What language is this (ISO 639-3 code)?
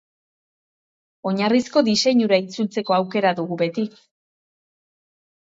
eus